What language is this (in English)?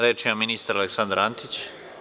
Serbian